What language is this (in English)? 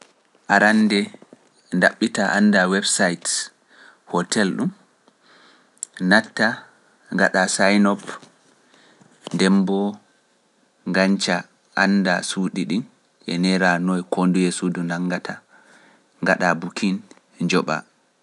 Pular